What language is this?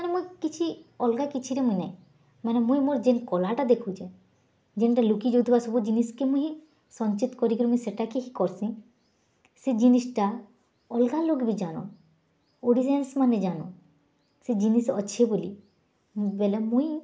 Odia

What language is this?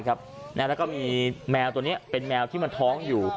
Thai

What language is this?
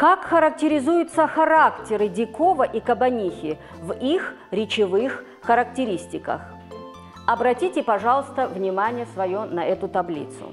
Russian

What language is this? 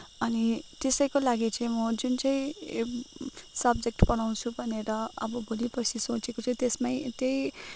Nepali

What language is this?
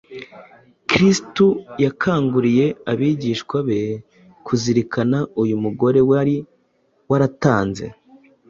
Kinyarwanda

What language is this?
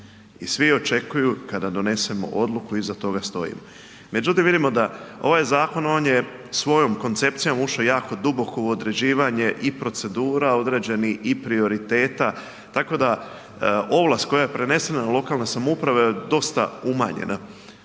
Croatian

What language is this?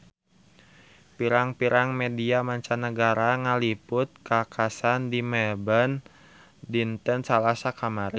Sundanese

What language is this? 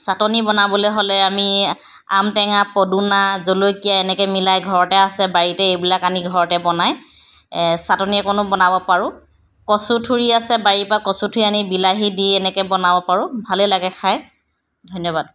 Assamese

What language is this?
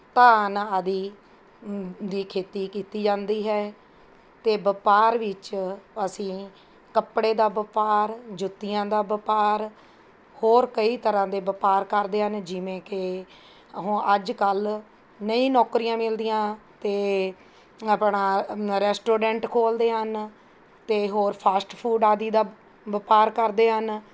Punjabi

